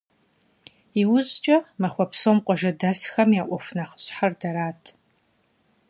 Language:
Kabardian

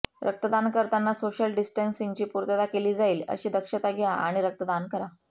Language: Marathi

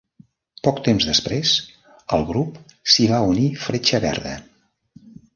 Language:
Catalan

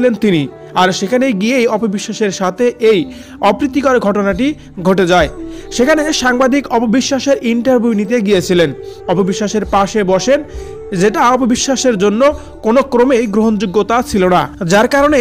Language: Arabic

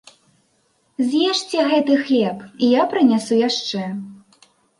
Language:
Belarusian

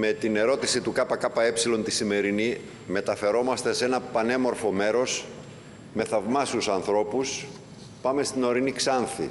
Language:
Greek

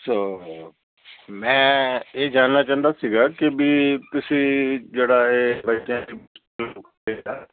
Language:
Punjabi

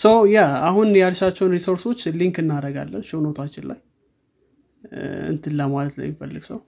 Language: Amharic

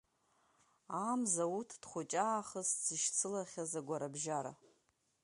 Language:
Abkhazian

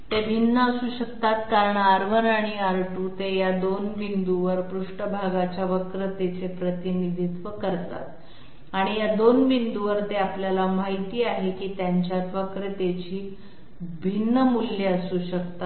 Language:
Marathi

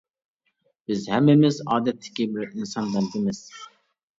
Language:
Uyghur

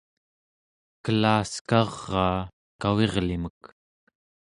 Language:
Central Yupik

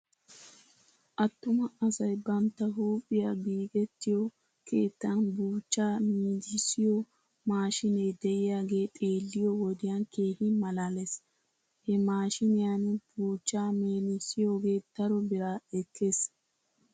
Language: Wolaytta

